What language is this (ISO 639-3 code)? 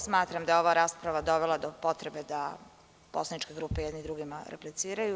srp